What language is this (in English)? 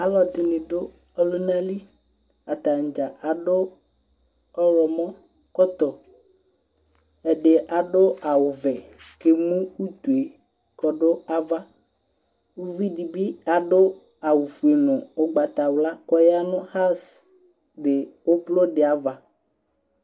Ikposo